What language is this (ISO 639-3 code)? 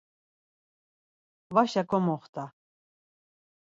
lzz